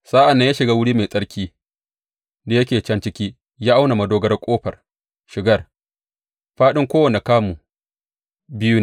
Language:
Hausa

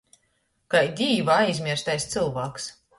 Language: Latgalian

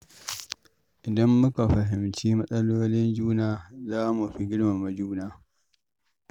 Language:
Hausa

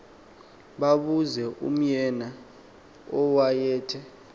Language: Xhosa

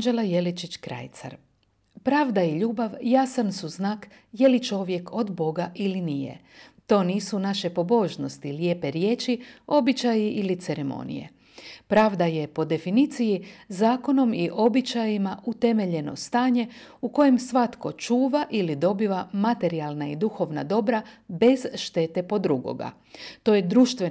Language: Croatian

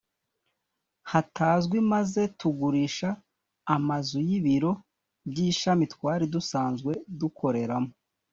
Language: Kinyarwanda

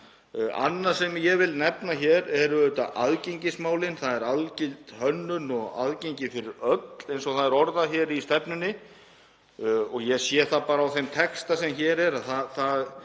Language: Icelandic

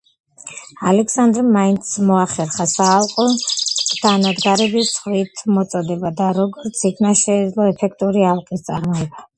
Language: Georgian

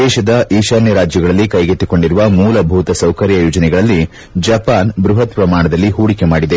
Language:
Kannada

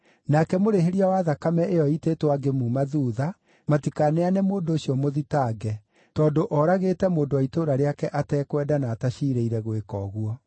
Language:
Kikuyu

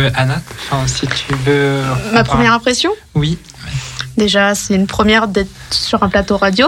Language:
French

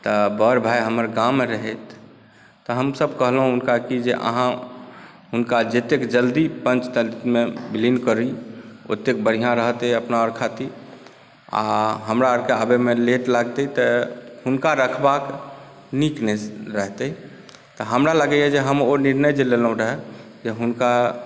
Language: Maithili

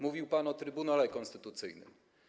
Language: Polish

